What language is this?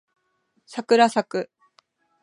Japanese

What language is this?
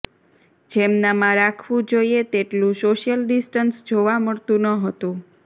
Gujarati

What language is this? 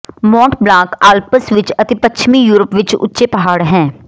Punjabi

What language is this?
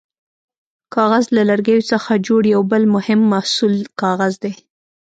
Pashto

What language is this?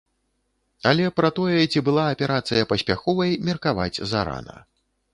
Belarusian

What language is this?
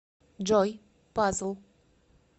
Russian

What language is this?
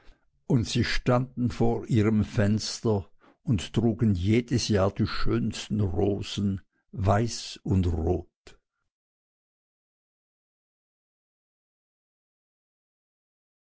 German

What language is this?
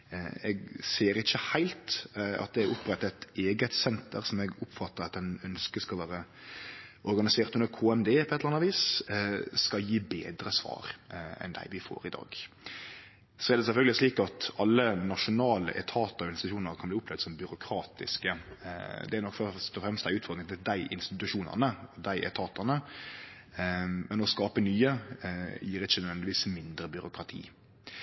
Norwegian Nynorsk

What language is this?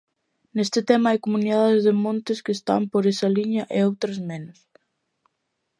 Galician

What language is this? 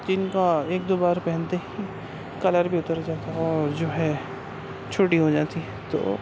Urdu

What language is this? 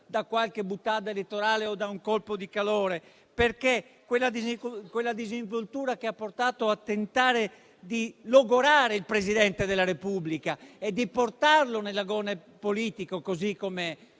Italian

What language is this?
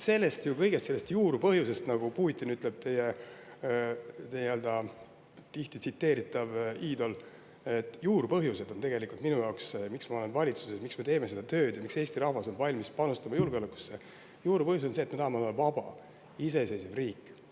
Estonian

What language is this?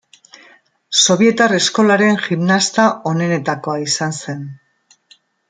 Basque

